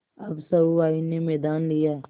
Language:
Hindi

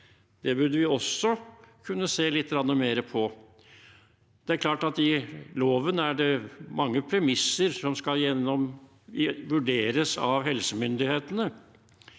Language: Norwegian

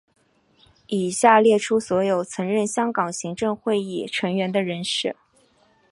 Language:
Chinese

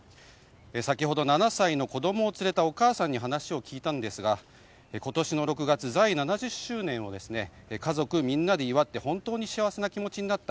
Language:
Japanese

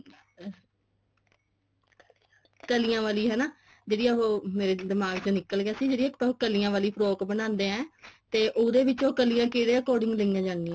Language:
Punjabi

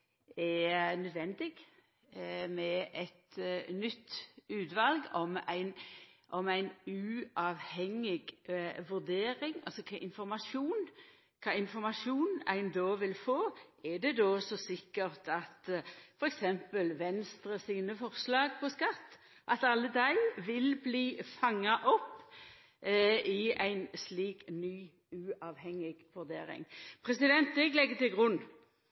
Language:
Norwegian Nynorsk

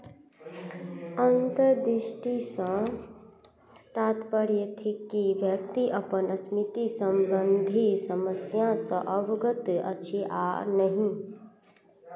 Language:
Maithili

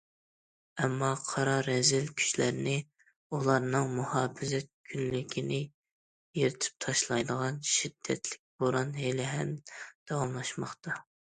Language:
Uyghur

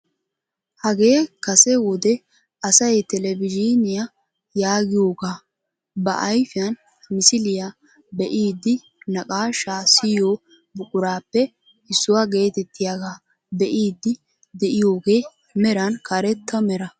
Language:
Wolaytta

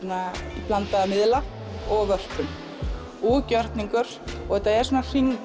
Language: Icelandic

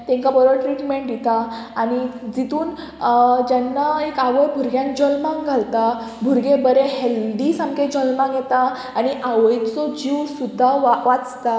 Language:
Konkani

